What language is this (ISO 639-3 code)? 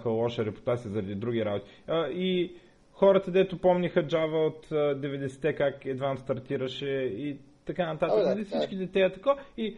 bul